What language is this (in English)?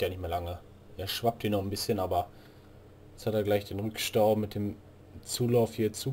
German